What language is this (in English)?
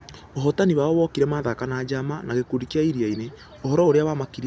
Kikuyu